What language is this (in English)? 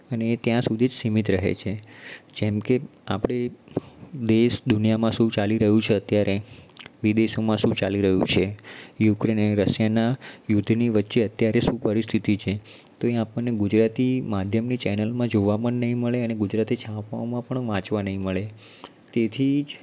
Gujarati